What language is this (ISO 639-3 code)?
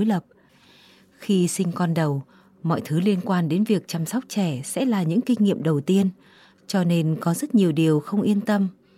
vie